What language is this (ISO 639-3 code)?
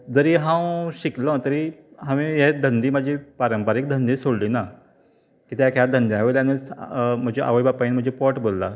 kok